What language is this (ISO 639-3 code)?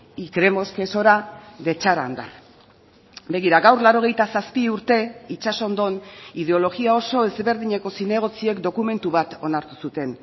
eus